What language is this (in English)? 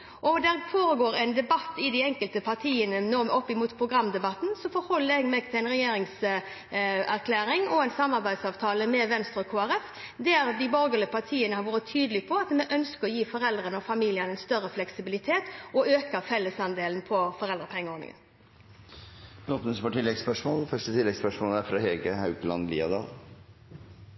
Norwegian